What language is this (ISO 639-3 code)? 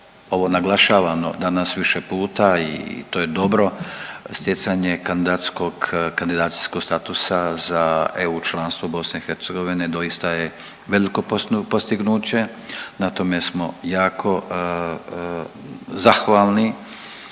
hrv